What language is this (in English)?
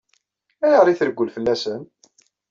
Kabyle